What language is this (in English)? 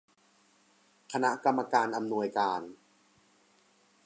Thai